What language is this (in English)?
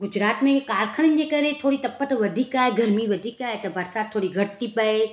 Sindhi